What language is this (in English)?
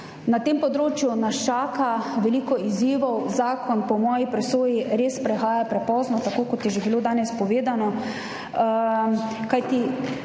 Slovenian